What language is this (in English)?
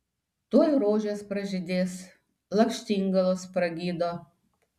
Lithuanian